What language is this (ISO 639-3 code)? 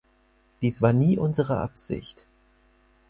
deu